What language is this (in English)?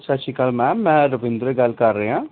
Punjabi